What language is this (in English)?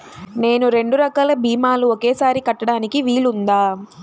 Telugu